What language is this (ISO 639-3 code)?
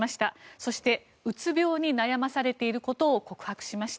jpn